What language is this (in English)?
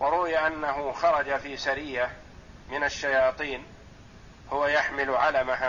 Arabic